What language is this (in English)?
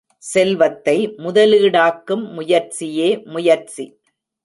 Tamil